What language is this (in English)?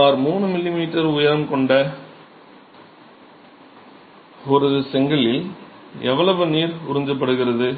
Tamil